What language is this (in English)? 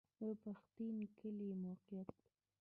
Pashto